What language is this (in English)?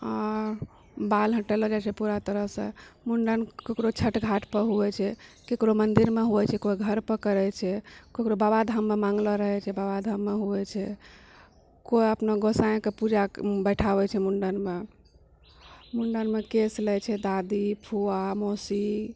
Maithili